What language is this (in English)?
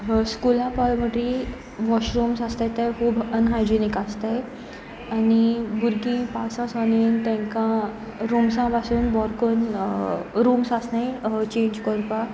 Konkani